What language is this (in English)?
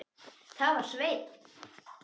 Icelandic